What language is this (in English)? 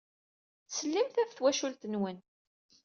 Kabyle